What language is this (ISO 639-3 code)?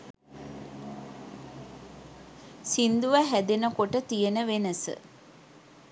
sin